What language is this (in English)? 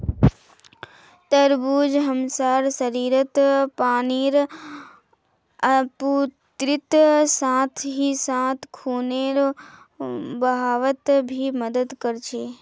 Magahi